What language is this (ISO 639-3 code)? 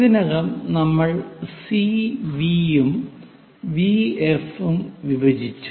mal